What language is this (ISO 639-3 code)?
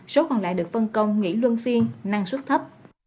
vie